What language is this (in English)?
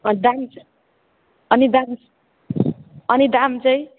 Nepali